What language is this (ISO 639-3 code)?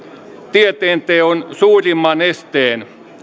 fin